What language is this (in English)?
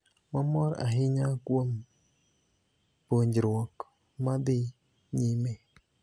Luo (Kenya and Tanzania)